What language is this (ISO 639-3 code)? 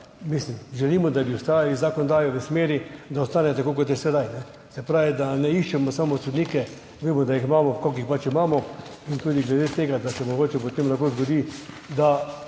slv